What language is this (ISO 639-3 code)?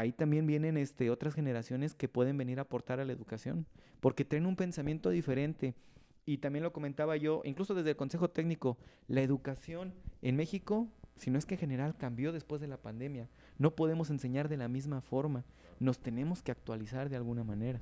spa